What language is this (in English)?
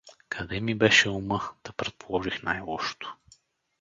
Bulgarian